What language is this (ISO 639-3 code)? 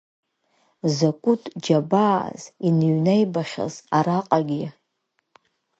abk